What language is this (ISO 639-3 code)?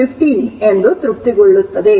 kan